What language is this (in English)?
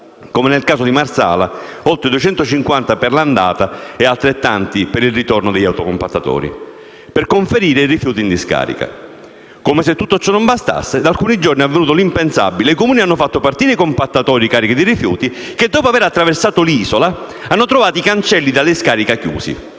Italian